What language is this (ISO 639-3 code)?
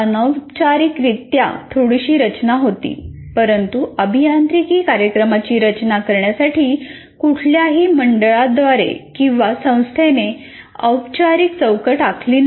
mar